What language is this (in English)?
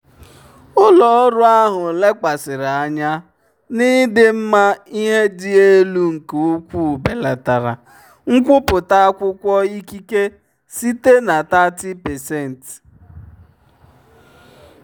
Igbo